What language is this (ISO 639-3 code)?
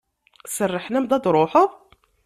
kab